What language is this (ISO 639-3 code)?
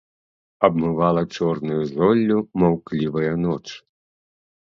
bel